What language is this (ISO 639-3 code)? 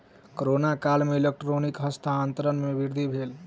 mai